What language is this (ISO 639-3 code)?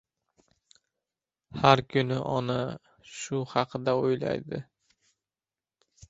uzb